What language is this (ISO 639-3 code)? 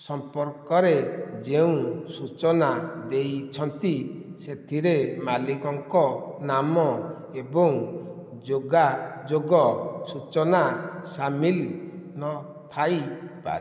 ori